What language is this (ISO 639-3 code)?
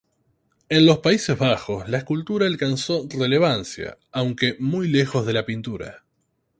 spa